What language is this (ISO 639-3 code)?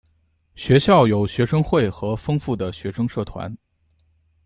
zho